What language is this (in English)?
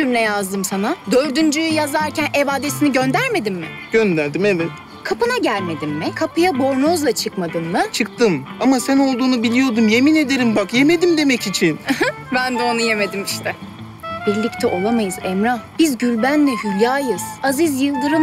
Turkish